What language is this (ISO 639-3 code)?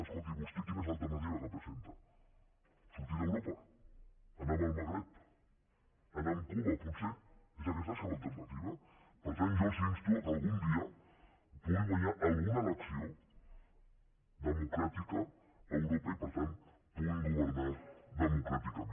cat